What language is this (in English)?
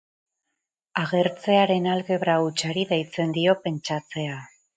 Basque